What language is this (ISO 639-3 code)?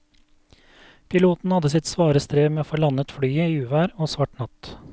nor